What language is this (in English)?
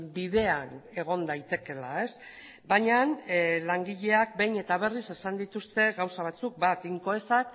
Basque